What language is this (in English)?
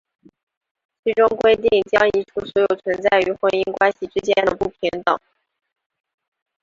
Chinese